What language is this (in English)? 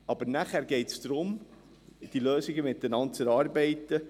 Swiss German